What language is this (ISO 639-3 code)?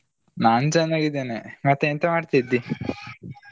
kan